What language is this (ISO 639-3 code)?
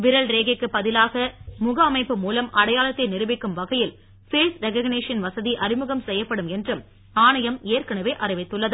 tam